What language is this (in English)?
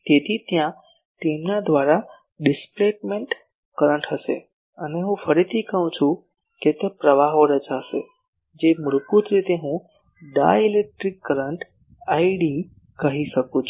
Gujarati